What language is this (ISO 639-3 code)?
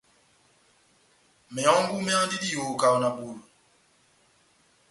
bnm